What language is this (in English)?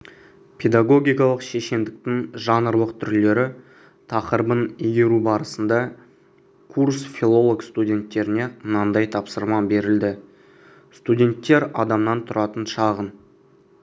Kazakh